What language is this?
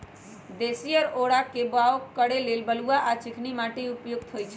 Magahi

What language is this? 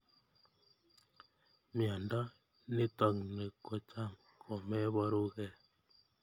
Kalenjin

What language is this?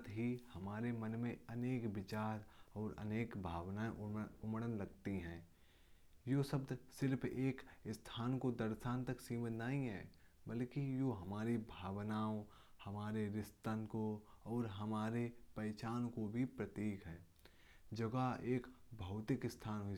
Kanauji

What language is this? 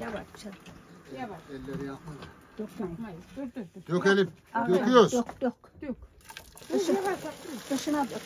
Turkish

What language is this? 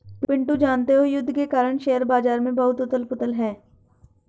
Hindi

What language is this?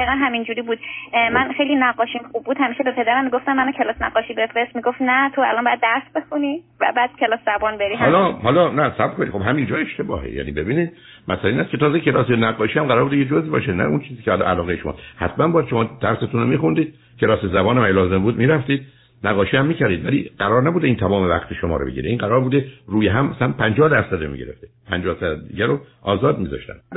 Persian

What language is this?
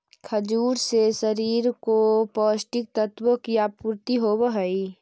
Magahi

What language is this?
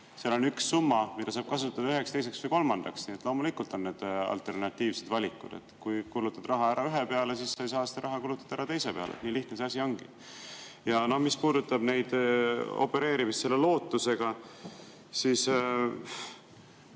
Estonian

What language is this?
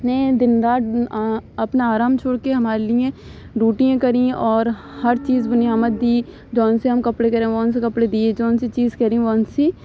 Urdu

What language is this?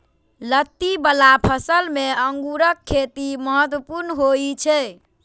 Maithili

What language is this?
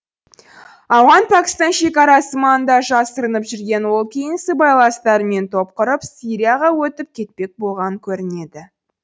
Kazakh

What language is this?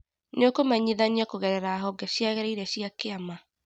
Kikuyu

